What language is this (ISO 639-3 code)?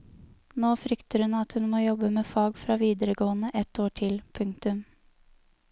nor